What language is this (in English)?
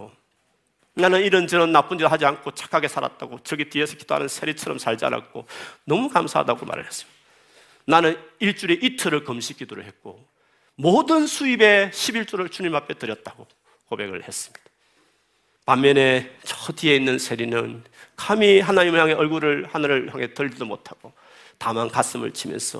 Korean